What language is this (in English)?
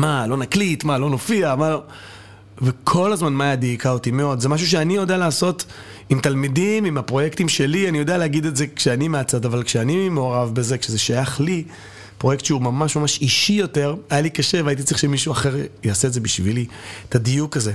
Hebrew